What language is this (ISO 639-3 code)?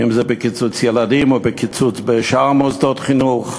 heb